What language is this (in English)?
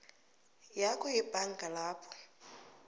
South Ndebele